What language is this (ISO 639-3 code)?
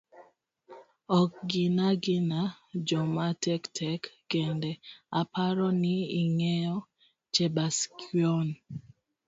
luo